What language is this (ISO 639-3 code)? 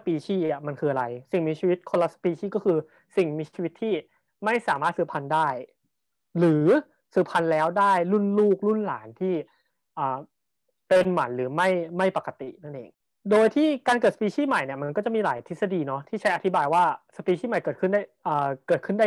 tha